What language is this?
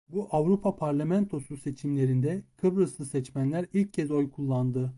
Turkish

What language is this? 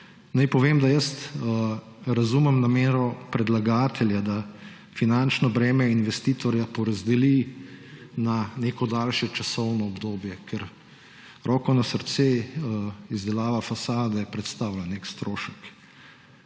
Slovenian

